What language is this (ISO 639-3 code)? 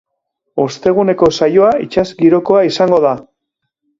eus